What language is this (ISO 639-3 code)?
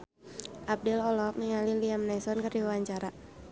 sun